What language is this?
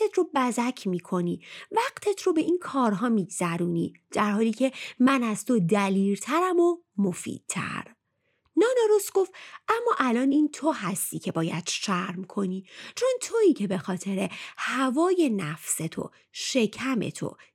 Persian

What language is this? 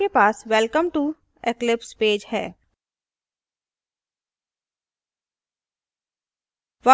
Hindi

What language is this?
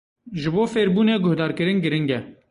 Kurdish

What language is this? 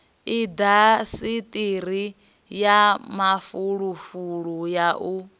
Venda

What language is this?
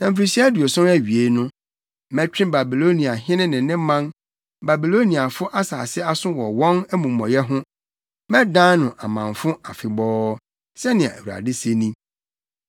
Akan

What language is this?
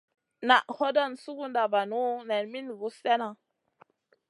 Masana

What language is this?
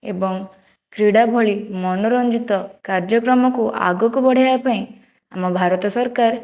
Odia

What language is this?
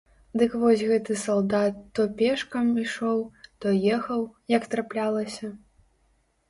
Belarusian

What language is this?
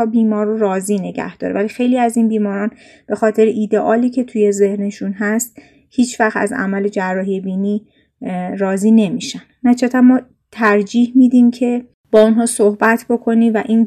Persian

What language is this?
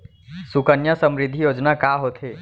Chhattisgarhi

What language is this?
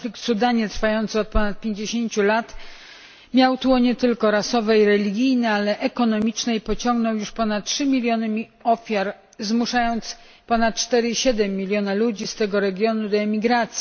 Polish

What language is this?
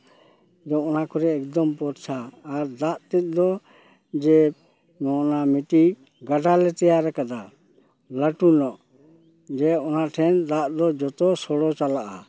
Santali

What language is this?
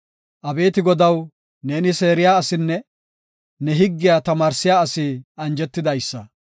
Gofa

